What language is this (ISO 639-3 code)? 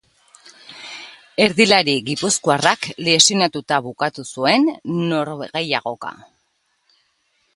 eus